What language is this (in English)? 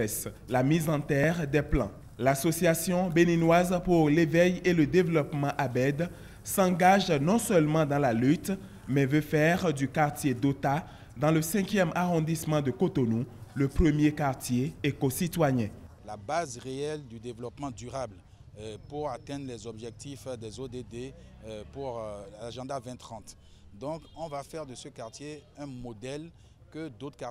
French